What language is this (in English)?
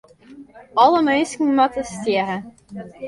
Western Frisian